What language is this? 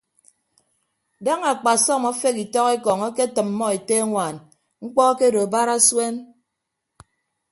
Ibibio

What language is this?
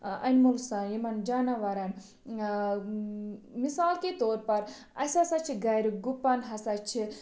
Kashmiri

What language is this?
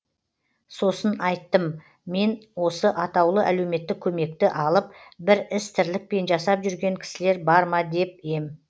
Kazakh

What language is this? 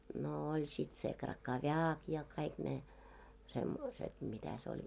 Finnish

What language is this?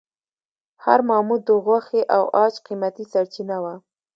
Pashto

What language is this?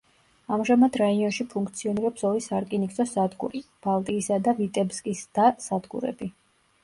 Georgian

